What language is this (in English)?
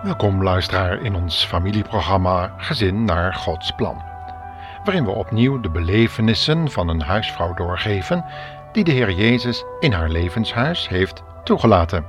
Dutch